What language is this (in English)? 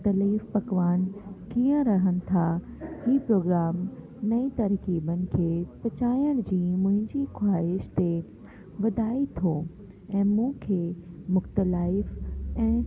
Sindhi